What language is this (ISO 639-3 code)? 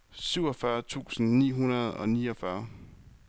dan